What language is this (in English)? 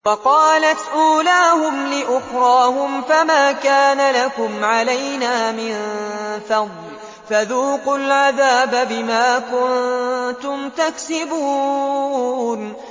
Arabic